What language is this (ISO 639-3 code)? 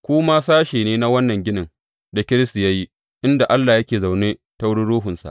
hau